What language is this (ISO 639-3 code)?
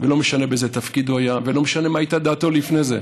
heb